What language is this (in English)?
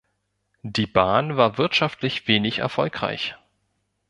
German